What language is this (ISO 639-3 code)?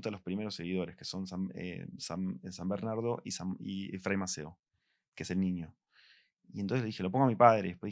spa